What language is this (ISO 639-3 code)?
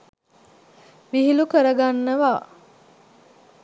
sin